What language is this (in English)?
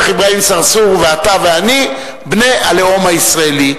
Hebrew